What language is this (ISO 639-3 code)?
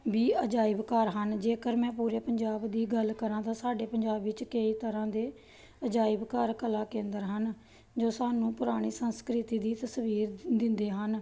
pan